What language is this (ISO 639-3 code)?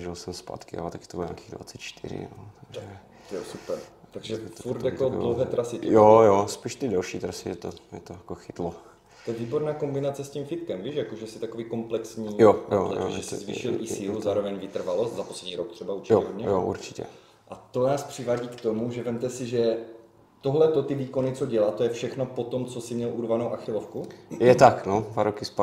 ces